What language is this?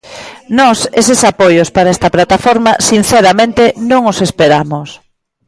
Galician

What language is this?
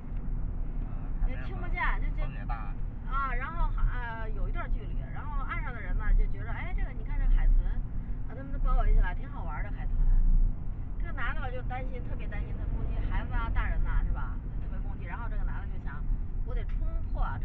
Chinese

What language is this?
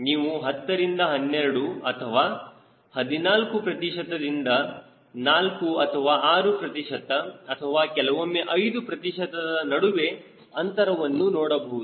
Kannada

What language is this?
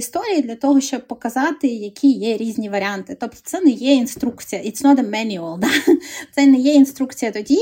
Ukrainian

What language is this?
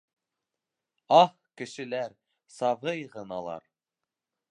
Bashkir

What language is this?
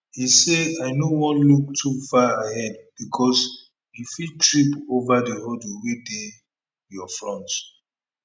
Nigerian Pidgin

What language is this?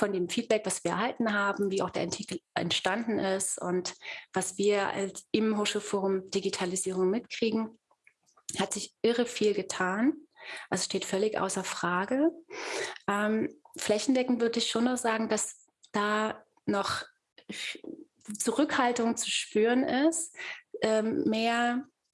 German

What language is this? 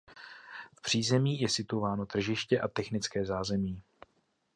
Czech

